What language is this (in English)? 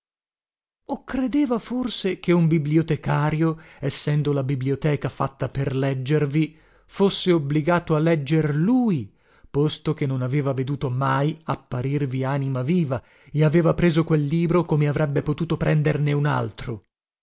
Italian